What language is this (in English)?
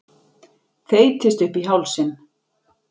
Icelandic